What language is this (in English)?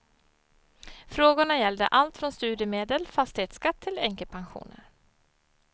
Swedish